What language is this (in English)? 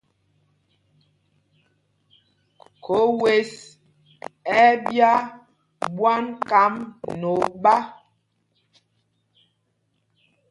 Mpumpong